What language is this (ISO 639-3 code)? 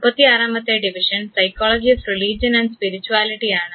mal